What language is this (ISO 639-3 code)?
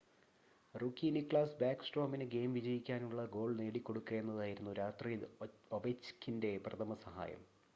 mal